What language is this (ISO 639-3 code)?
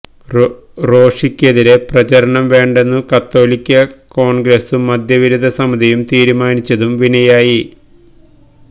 mal